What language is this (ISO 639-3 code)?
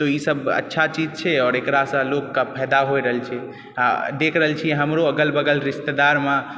mai